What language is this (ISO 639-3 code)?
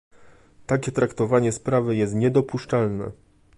pol